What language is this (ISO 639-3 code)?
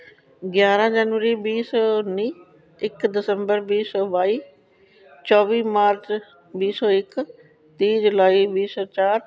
pan